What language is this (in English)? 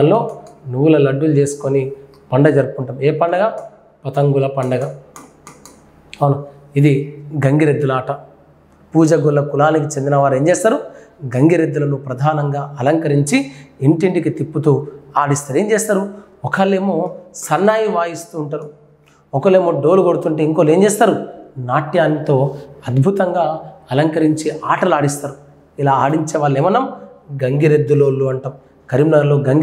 Telugu